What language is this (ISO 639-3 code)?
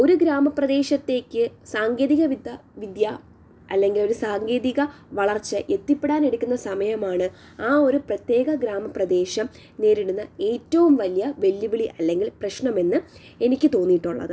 mal